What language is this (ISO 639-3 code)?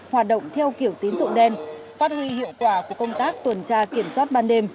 vie